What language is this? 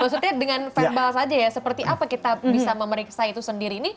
Indonesian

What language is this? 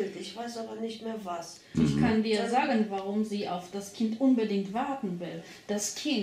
German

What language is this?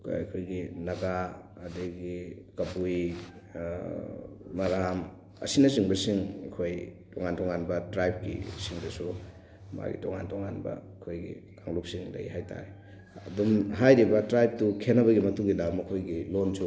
Manipuri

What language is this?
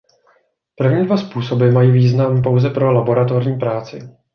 Czech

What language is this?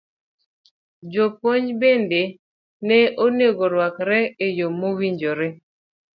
Luo (Kenya and Tanzania)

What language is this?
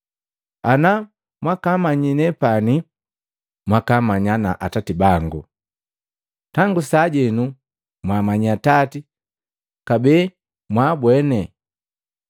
Matengo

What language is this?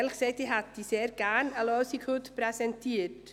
Swiss German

